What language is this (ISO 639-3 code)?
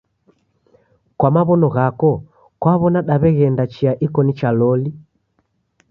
dav